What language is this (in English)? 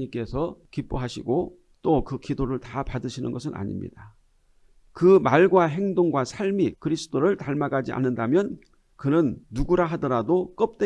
Korean